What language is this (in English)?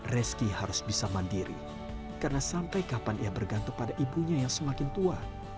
Indonesian